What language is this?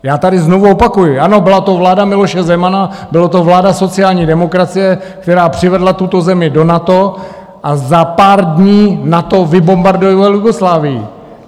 Czech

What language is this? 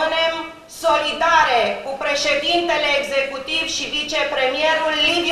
Romanian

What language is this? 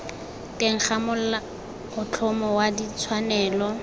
Tswana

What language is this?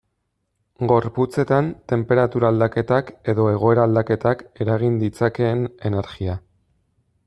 Basque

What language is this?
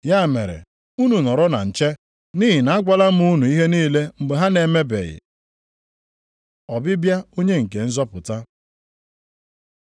Igbo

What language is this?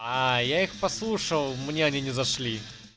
Russian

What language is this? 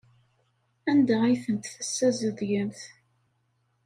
Kabyle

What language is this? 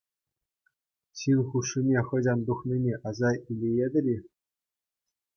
Chuvash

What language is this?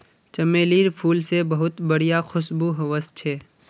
Magahi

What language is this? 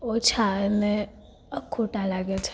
Gujarati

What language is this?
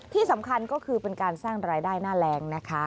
Thai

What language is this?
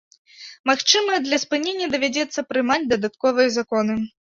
Belarusian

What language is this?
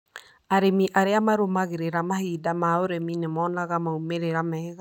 Kikuyu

